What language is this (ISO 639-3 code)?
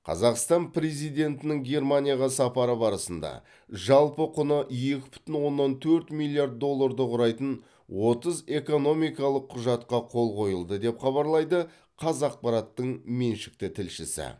kaz